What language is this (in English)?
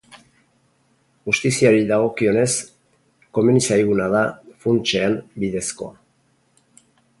Basque